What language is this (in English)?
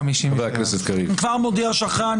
Hebrew